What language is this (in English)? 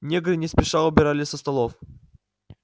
Russian